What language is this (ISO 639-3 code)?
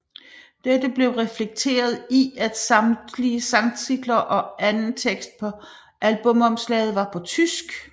dan